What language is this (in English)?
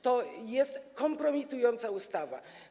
Polish